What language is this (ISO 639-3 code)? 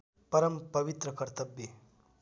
nep